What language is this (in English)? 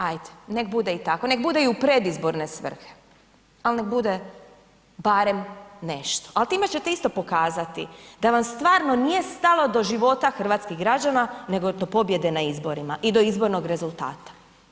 Croatian